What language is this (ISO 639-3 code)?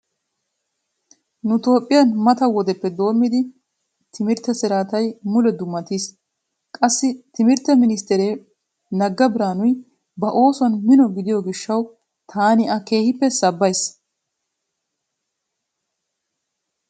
wal